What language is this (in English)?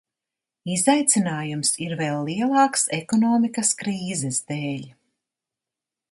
Latvian